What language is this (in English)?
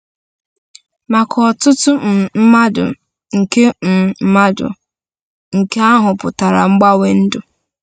Igbo